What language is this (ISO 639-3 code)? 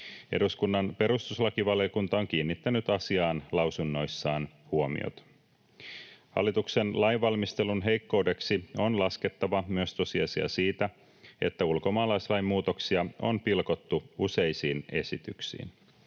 fin